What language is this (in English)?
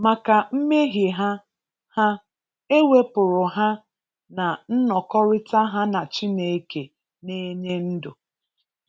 Igbo